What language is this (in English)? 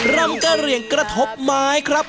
Thai